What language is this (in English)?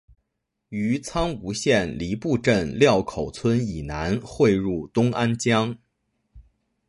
Chinese